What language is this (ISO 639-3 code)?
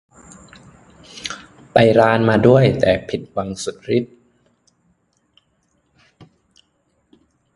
tha